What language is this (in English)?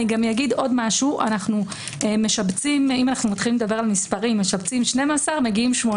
Hebrew